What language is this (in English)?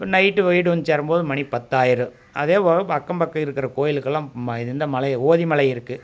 Tamil